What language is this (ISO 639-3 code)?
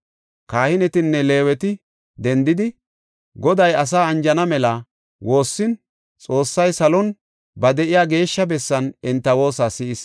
gof